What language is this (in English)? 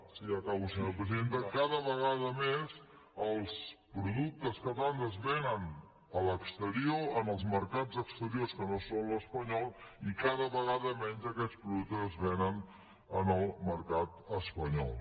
Catalan